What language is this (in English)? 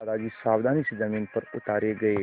Hindi